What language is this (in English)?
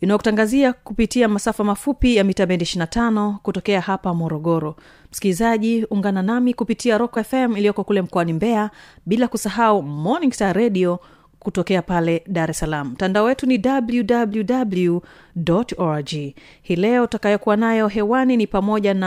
Swahili